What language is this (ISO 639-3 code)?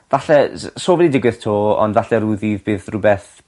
cym